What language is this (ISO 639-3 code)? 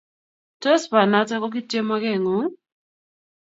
kln